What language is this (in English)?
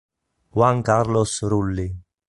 Italian